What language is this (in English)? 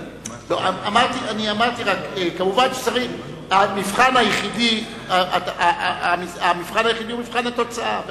Hebrew